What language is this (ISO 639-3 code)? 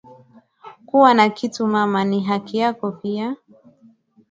swa